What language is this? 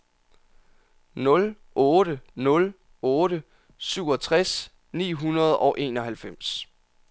Danish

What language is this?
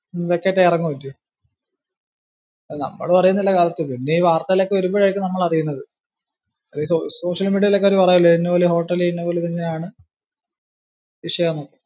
Malayalam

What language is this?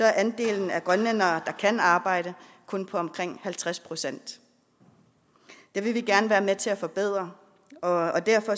Danish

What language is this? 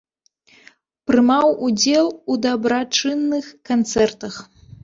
Belarusian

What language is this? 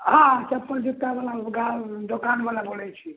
Maithili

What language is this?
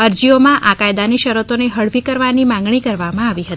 Gujarati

